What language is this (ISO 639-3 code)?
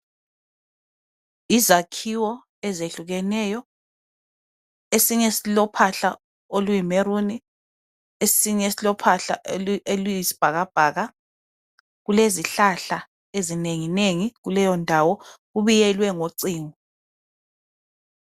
nde